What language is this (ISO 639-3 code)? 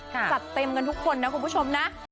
tha